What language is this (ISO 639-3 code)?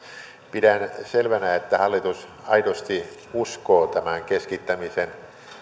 fin